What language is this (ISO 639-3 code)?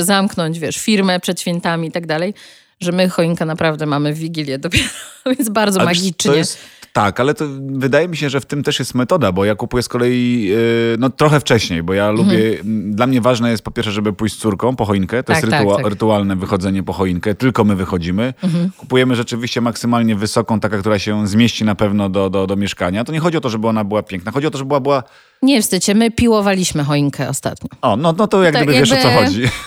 pol